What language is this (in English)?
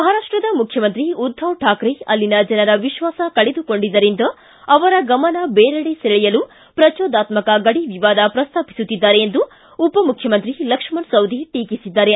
Kannada